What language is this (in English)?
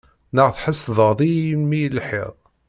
Kabyle